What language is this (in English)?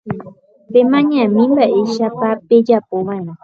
Guarani